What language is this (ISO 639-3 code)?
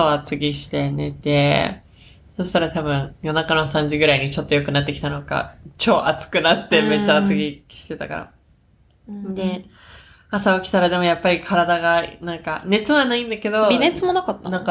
jpn